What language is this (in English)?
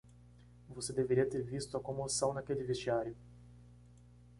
Portuguese